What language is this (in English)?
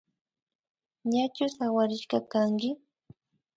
Imbabura Highland Quichua